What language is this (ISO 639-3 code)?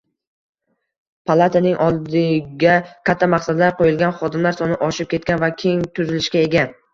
uzb